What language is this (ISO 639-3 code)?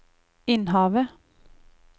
nor